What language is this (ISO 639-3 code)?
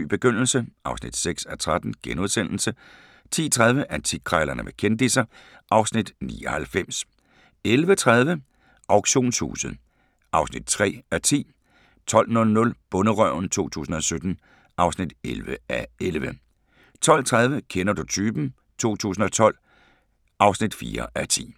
dan